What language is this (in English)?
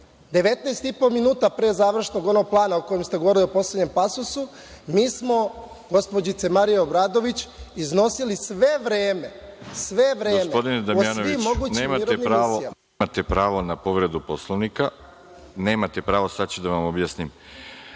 Serbian